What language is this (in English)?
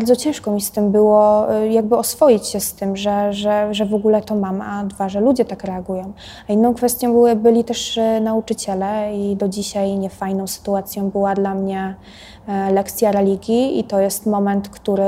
Polish